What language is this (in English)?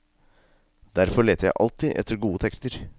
Norwegian